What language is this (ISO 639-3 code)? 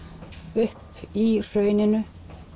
isl